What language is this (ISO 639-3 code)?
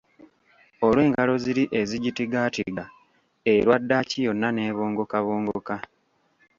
lug